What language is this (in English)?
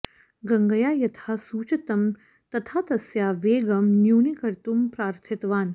Sanskrit